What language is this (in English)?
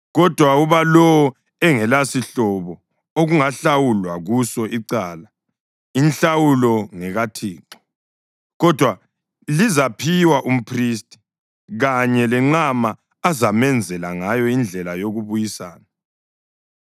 North Ndebele